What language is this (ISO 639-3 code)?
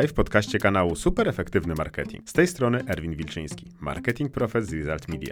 pol